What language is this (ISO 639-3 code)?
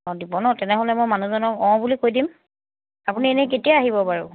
asm